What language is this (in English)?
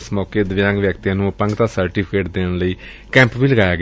Punjabi